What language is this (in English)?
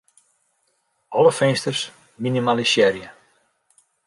Western Frisian